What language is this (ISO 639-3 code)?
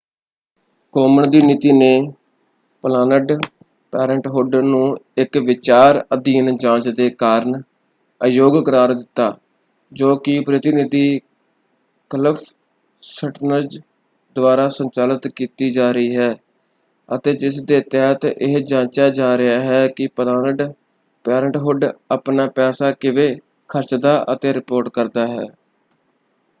pan